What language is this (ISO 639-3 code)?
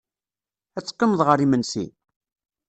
kab